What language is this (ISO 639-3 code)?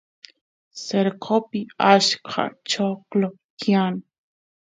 qus